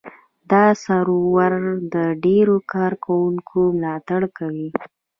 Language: Pashto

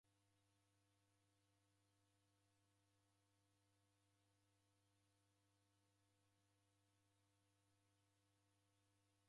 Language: Taita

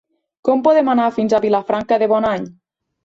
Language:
Catalan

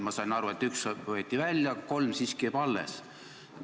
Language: Estonian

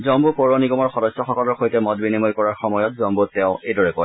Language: Assamese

